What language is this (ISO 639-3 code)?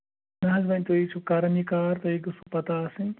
kas